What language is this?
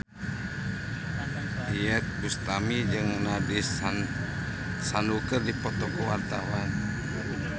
Sundanese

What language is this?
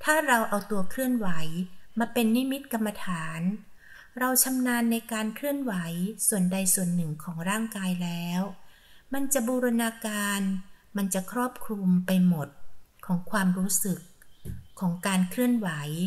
Thai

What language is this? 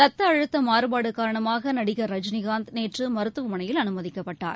Tamil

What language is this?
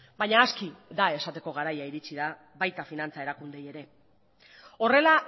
Basque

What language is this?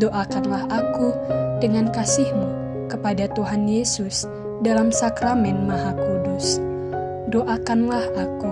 Indonesian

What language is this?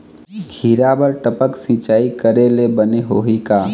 Chhattisgarhi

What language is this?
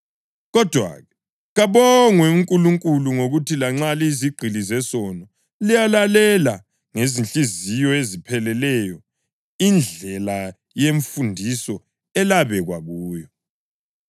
North Ndebele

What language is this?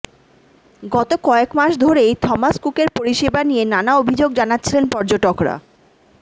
Bangla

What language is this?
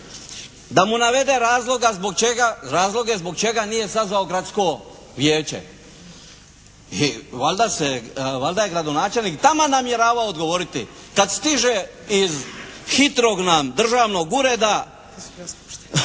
Croatian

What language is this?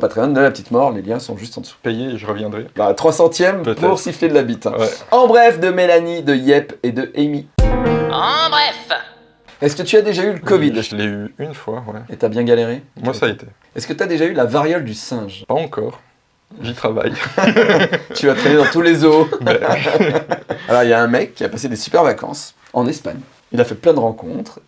French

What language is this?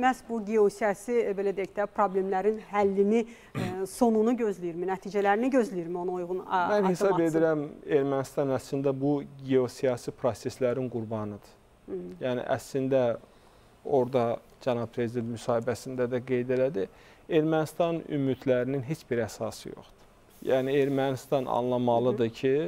Turkish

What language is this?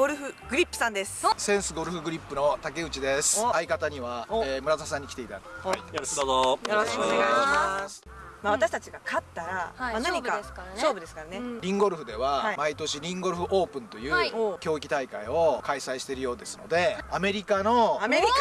Japanese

